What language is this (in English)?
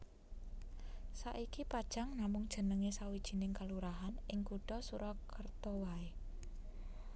Javanese